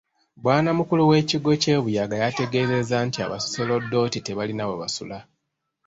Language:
Ganda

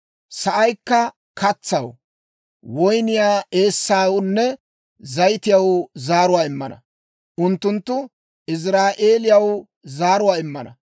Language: Dawro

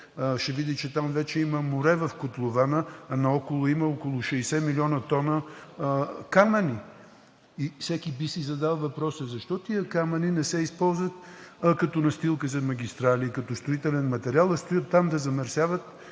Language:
Bulgarian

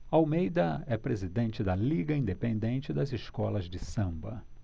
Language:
Portuguese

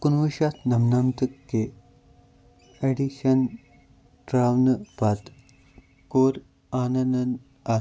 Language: Kashmiri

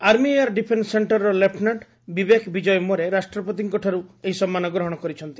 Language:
Odia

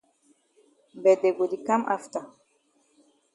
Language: Cameroon Pidgin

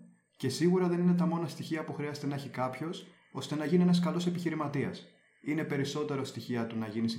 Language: Greek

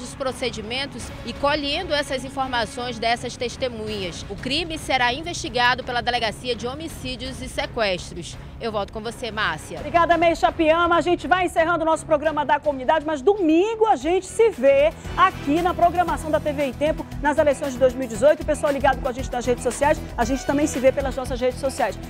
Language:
Portuguese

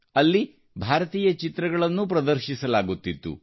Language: Kannada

